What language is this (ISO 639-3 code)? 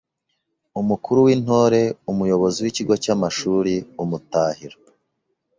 kin